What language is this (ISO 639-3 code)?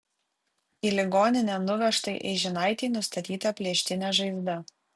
lit